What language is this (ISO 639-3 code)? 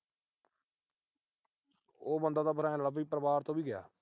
pan